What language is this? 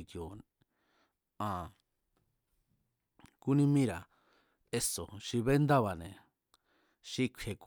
Mazatlán Mazatec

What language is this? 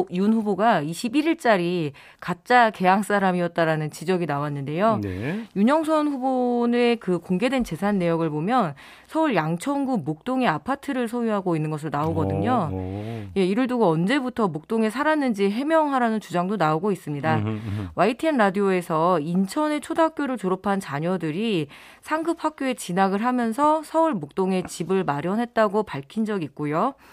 Korean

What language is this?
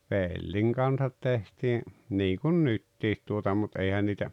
Finnish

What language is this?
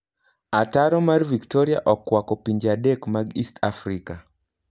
Luo (Kenya and Tanzania)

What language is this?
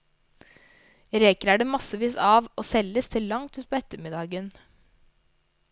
Norwegian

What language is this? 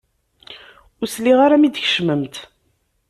Kabyle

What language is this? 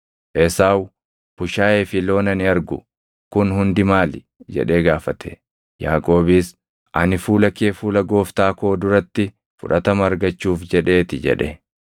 Oromo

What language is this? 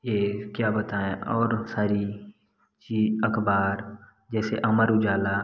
Hindi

